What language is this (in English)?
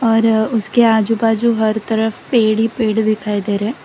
Hindi